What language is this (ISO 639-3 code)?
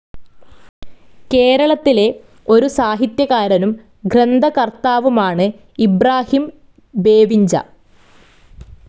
mal